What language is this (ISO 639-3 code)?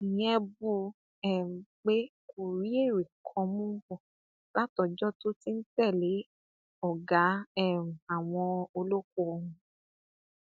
yor